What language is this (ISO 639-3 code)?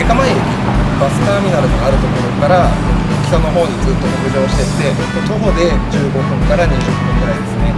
jpn